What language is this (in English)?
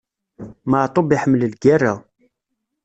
Kabyle